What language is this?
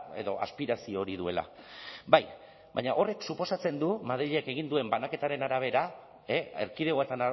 Basque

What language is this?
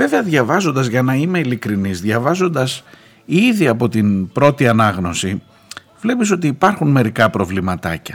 Greek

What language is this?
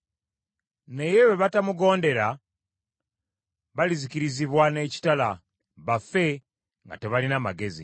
Ganda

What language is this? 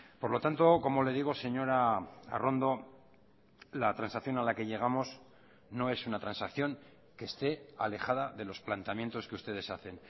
Spanish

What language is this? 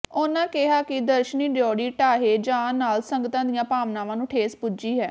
Punjabi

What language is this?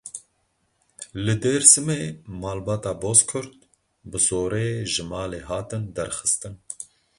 Kurdish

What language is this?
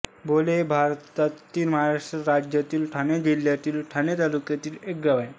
Marathi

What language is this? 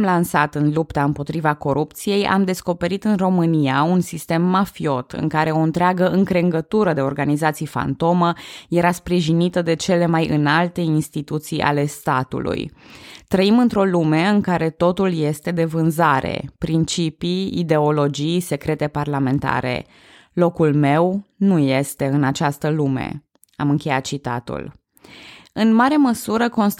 Romanian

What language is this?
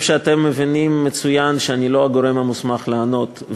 Hebrew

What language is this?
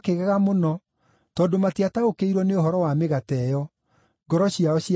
Kikuyu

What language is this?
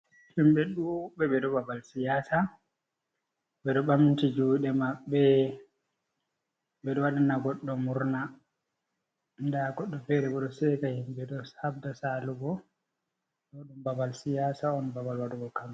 Fula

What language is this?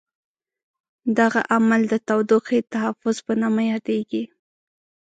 Pashto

